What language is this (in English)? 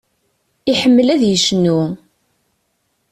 Kabyle